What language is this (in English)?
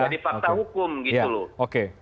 Indonesian